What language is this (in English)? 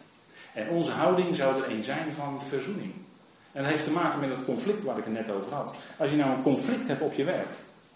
Dutch